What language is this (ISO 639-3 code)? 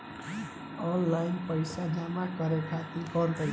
bho